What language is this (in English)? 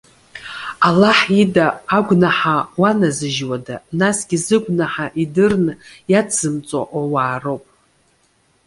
Abkhazian